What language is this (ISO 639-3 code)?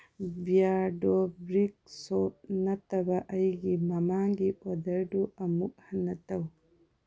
mni